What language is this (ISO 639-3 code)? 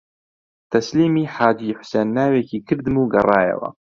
ckb